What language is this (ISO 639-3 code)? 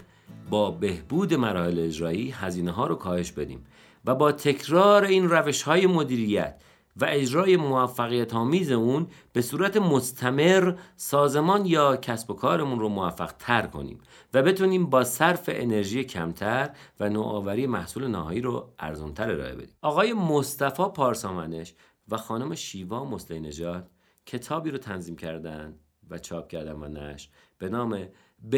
fas